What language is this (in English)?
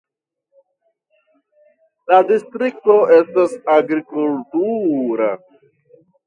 Esperanto